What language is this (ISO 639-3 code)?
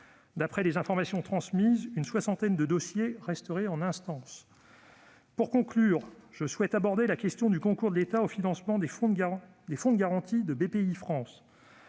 fra